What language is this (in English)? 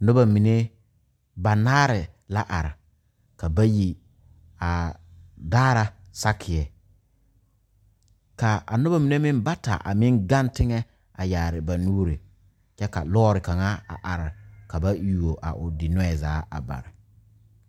Southern Dagaare